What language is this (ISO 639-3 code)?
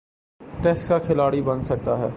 urd